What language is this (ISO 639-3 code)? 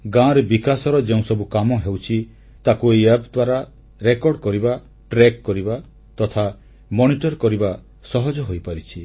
ori